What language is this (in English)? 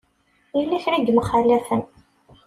Kabyle